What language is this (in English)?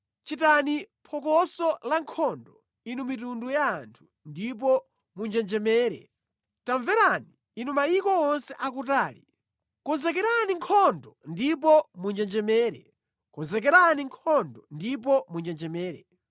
Nyanja